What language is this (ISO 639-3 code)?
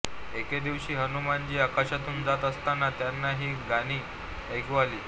mar